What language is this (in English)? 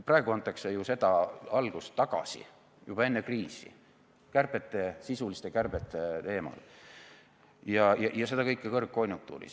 Estonian